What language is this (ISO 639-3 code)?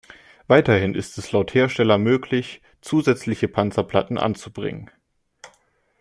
deu